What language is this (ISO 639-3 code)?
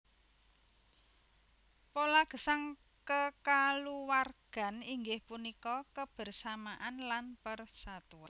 jav